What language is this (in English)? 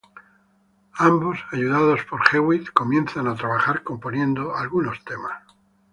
Spanish